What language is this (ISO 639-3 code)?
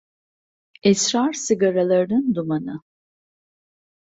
tur